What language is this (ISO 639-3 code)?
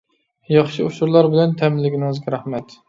uig